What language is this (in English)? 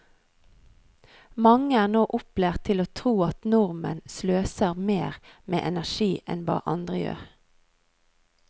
Norwegian